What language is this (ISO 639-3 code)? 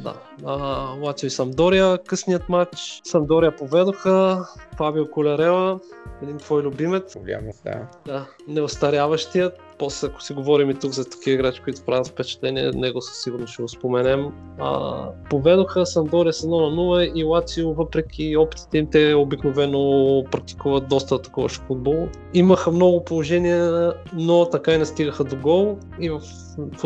bul